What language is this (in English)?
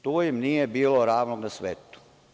Serbian